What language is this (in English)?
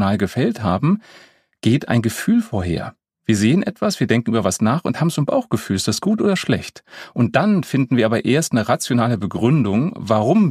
German